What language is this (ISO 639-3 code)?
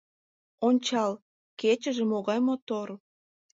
chm